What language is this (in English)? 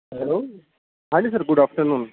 Urdu